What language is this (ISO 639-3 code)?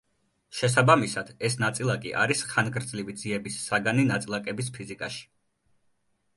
kat